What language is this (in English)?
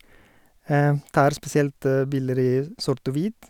Norwegian